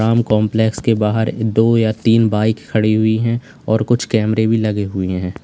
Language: Hindi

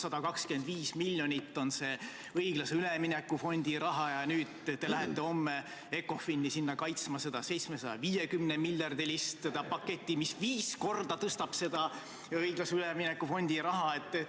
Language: Estonian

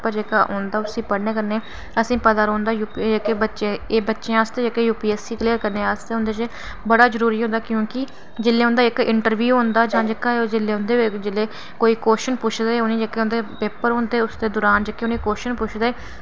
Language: Dogri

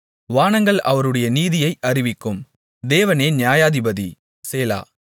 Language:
Tamil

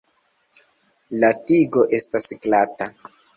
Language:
Esperanto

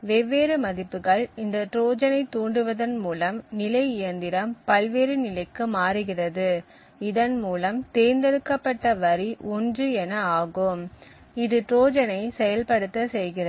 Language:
Tamil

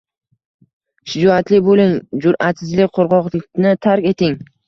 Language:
Uzbek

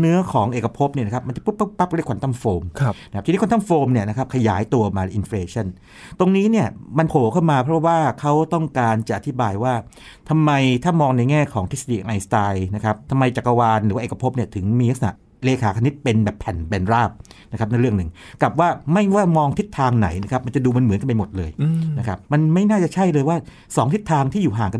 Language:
Thai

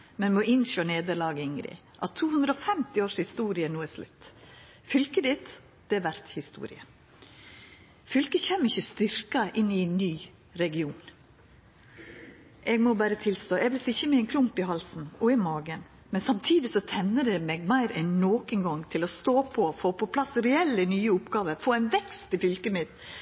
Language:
Norwegian Nynorsk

